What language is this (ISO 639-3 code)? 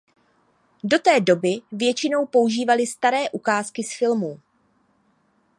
ces